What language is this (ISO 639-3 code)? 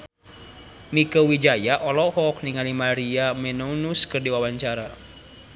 sun